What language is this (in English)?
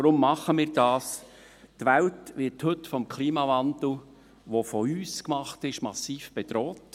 Swiss German